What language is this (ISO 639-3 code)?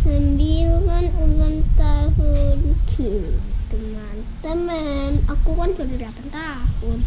ind